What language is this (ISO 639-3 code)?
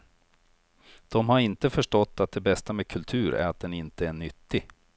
swe